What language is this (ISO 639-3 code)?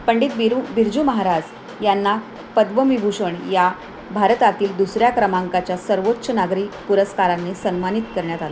mar